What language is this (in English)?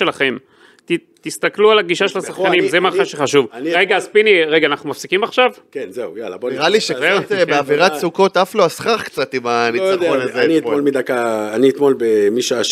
Hebrew